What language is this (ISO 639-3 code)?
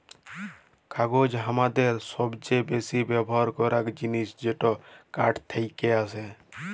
ben